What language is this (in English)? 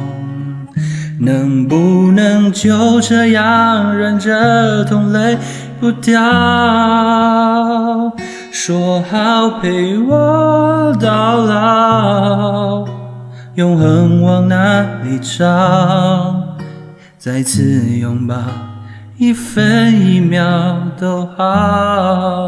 Chinese